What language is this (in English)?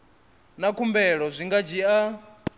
Venda